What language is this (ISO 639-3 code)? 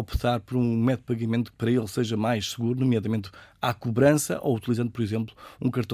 por